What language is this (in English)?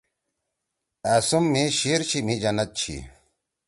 Torwali